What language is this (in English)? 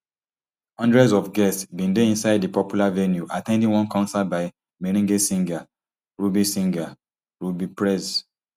Nigerian Pidgin